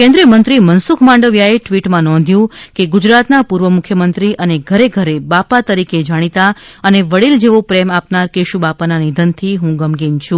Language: Gujarati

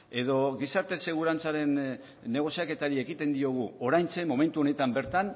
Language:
Basque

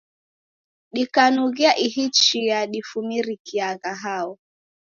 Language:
Taita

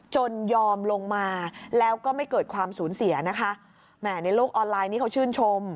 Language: Thai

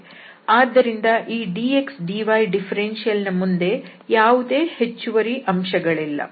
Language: Kannada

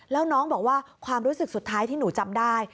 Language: Thai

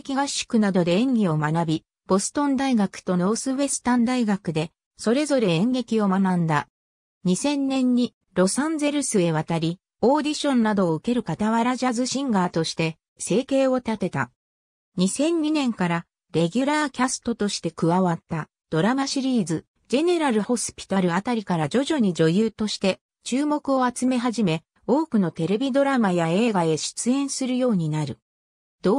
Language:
Japanese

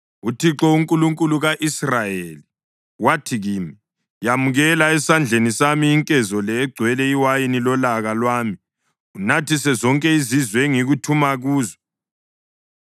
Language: North Ndebele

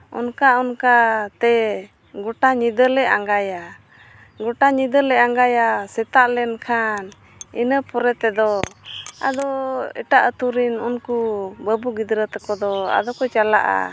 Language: Santali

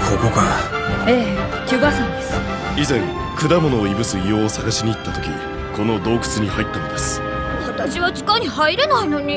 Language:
Japanese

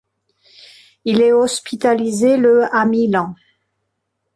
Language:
French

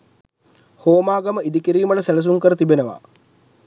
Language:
Sinhala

